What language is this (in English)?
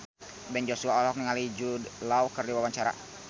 Sundanese